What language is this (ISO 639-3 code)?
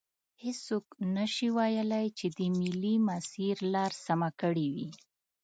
pus